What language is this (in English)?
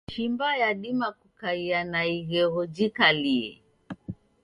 Taita